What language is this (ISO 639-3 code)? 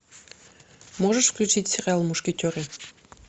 rus